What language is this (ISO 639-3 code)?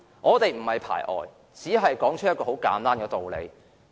yue